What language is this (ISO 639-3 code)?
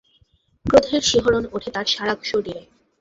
ben